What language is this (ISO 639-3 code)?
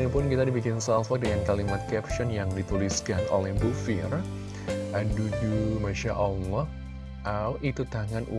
ind